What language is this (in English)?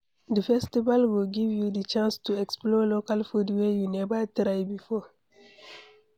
Nigerian Pidgin